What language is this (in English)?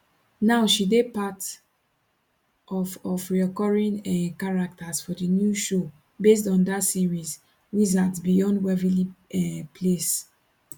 Nigerian Pidgin